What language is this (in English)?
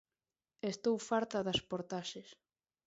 Galician